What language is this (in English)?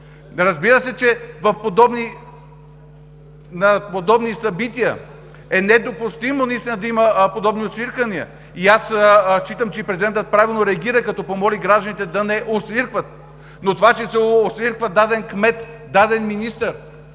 Bulgarian